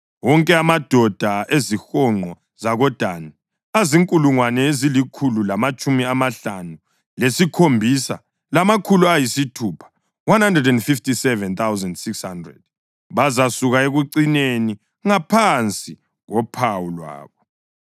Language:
North Ndebele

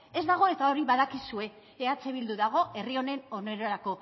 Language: Basque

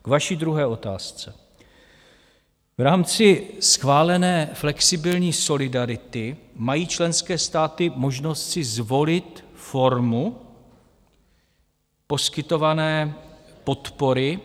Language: Czech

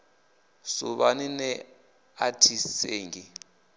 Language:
Venda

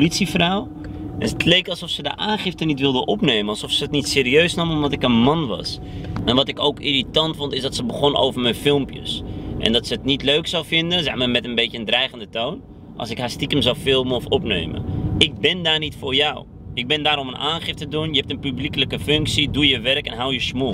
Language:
Dutch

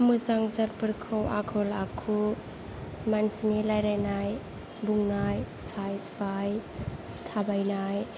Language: Bodo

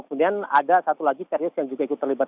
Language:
Indonesian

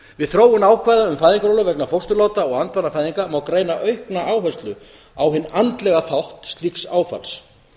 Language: Icelandic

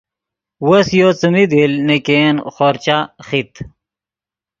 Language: Yidgha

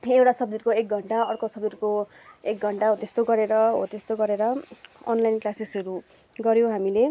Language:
Nepali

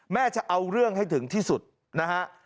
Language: Thai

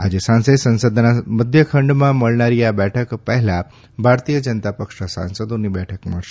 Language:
Gujarati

